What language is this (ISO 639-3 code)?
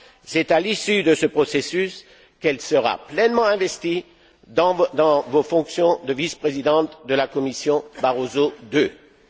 fra